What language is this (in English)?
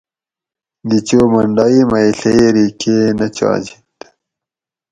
Gawri